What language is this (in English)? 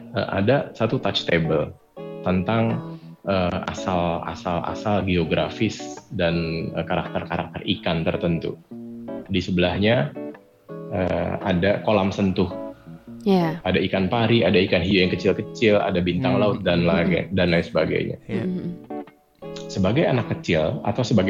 Indonesian